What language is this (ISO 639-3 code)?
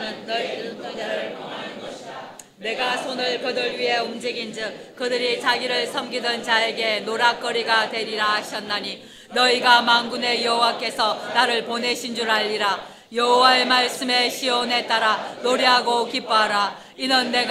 kor